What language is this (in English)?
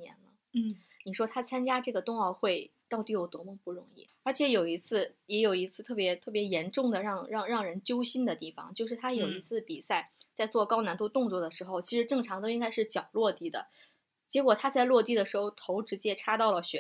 Chinese